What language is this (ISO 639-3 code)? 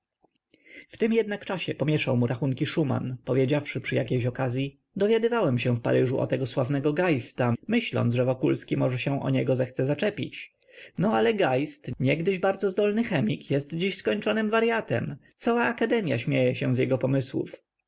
pol